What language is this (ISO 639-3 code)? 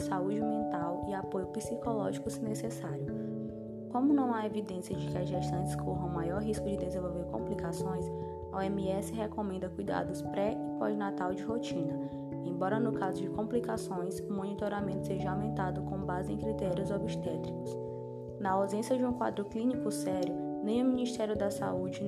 por